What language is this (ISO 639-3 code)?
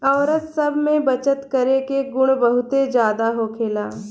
bho